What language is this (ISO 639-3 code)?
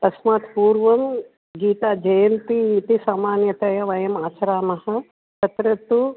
san